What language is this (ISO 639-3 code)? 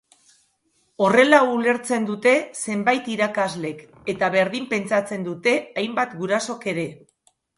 eus